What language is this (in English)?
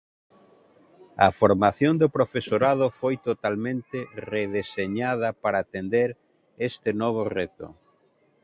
Galician